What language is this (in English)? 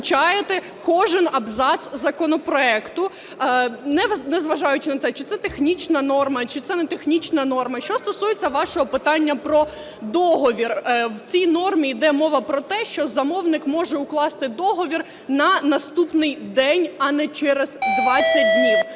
Ukrainian